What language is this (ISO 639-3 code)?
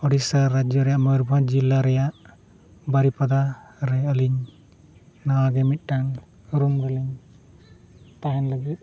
sat